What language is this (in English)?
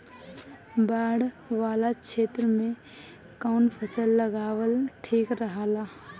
Bhojpuri